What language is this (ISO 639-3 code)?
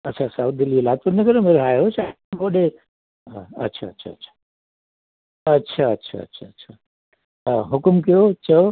snd